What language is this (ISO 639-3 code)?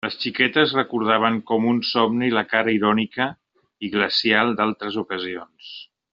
cat